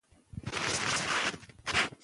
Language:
Pashto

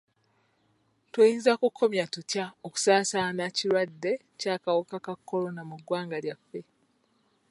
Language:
Ganda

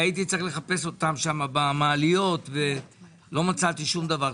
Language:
Hebrew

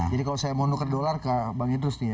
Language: Indonesian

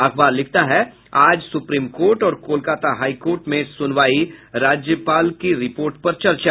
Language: Hindi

